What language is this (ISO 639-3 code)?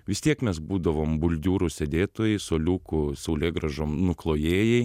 lit